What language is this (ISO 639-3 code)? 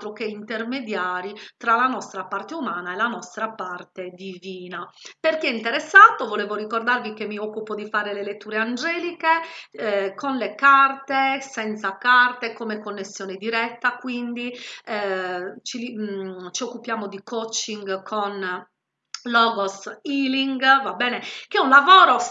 ita